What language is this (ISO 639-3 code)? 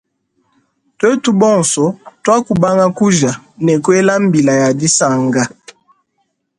lua